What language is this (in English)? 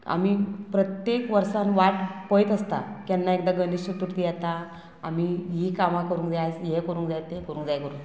Konkani